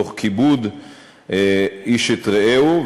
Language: Hebrew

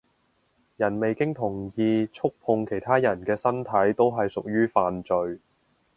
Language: Cantonese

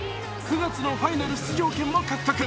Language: Japanese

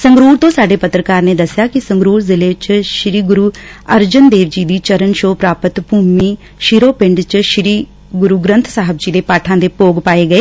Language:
Punjabi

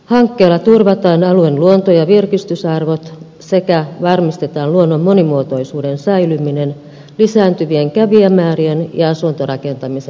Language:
Finnish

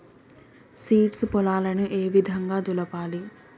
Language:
Telugu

